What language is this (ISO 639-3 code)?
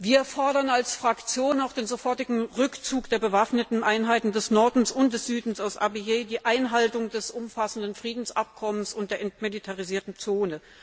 deu